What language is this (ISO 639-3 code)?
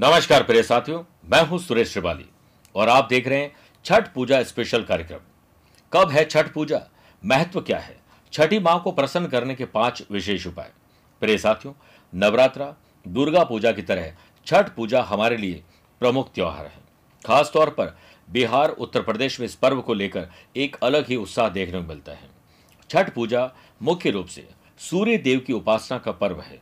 hin